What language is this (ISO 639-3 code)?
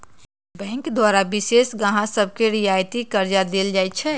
mag